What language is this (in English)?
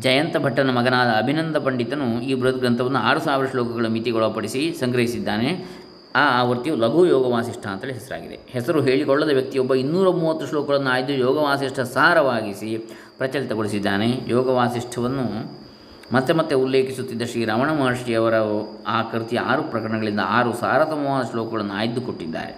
Kannada